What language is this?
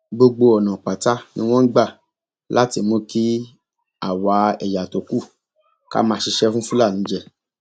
Yoruba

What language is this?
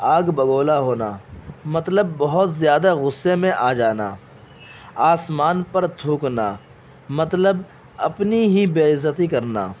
Urdu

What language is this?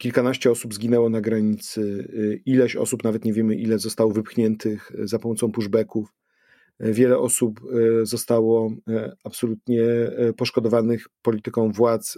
Polish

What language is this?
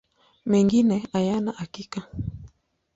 Swahili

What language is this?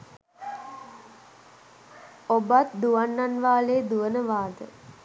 Sinhala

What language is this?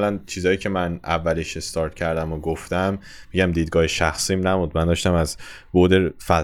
Persian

